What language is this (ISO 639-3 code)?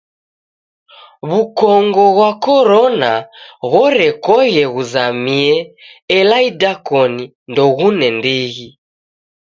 dav